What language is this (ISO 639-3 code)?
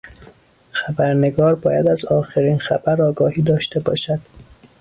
fas